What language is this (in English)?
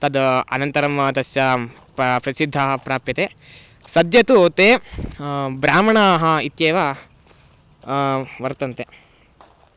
Sanskrit